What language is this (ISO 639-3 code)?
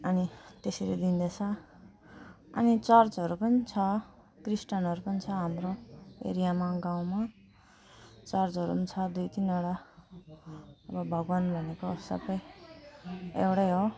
nep